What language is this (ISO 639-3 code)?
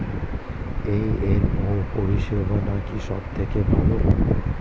ben